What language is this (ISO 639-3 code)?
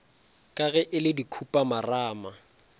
nso